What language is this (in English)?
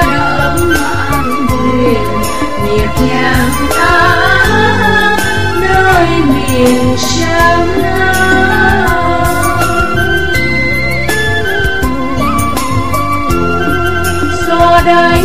Vietnamese